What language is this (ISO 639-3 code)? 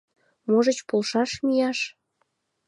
chm